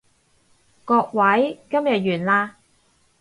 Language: Cantonese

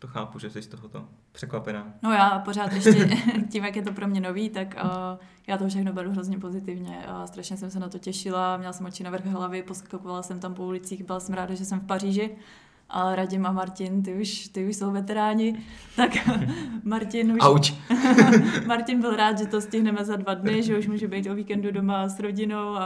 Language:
Czech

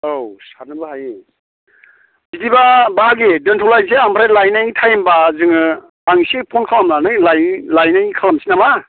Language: Bodo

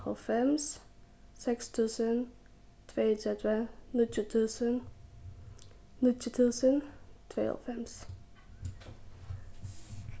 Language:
Faroese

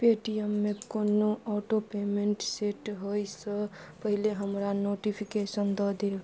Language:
Maithili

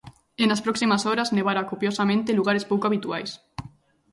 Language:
Galician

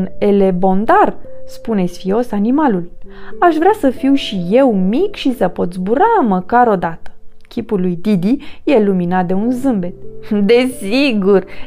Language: Romanian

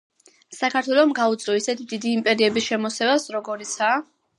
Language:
Georgian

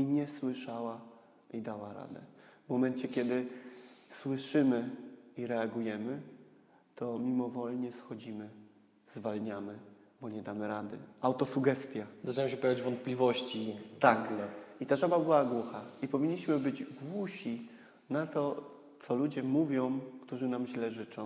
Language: Polish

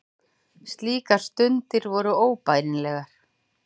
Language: Icelandic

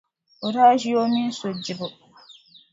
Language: Dagbani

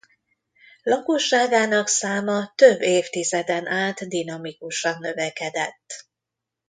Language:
Hungarian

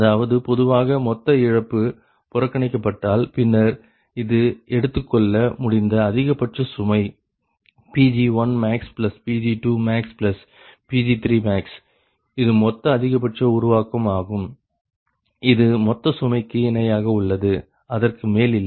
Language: Tamil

